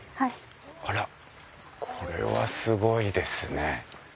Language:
Japanese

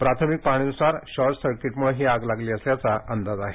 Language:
Marathi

